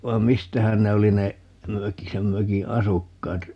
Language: Finnish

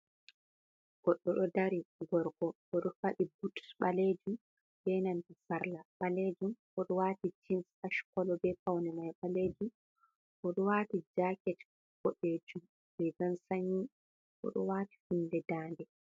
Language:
Fula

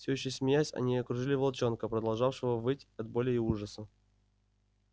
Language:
Russian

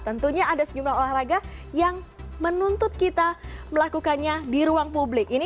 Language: Indonesian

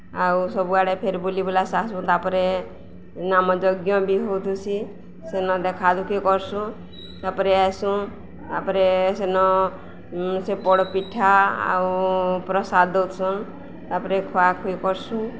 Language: Odia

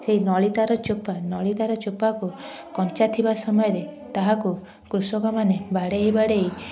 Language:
Odia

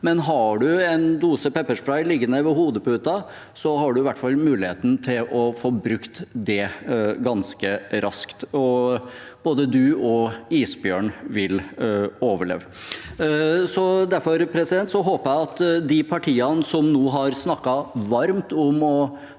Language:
Norwegian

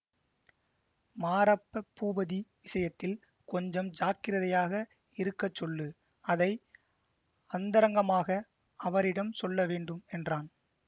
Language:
Tamil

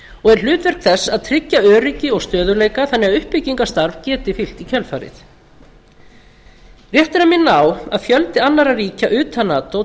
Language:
Icelandic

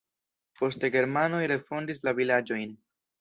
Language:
Esperanto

